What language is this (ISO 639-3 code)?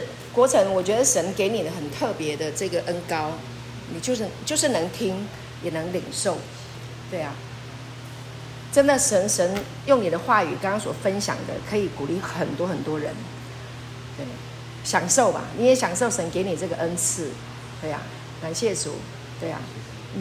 zho